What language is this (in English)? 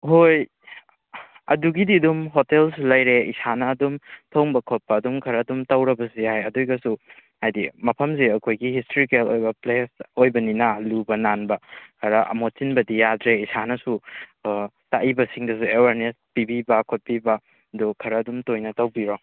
Manipuri